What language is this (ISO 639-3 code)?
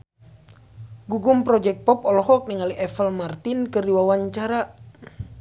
sun